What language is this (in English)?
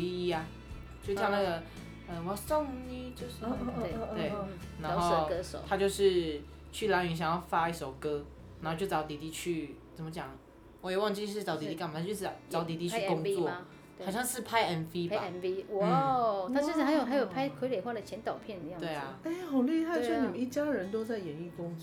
Chinese